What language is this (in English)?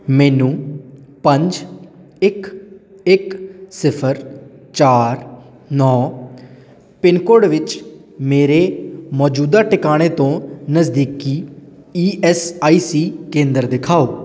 Punjabi